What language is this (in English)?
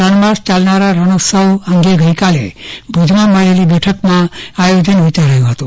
Gujarati